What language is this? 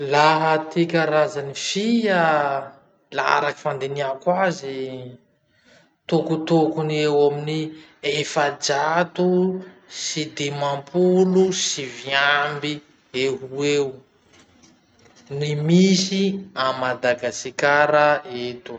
Masikoro Malagasy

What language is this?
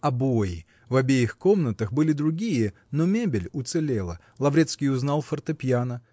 Russian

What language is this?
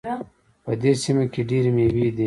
Pashto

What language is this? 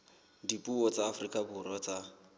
Southern Sotho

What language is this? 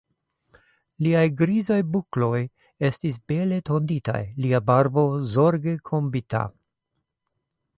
Esperanto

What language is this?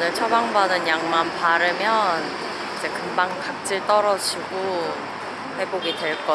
Korean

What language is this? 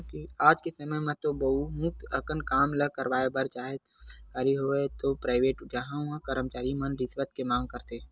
Chhattisgarhi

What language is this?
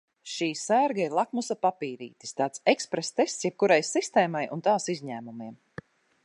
Latvian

